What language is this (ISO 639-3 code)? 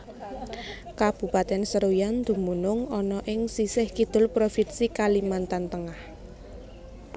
jav